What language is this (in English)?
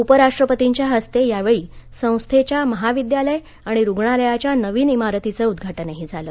Marathi